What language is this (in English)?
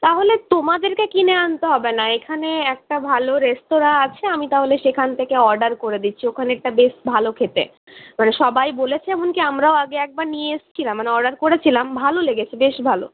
Bangla